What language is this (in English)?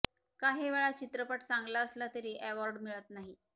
Marathi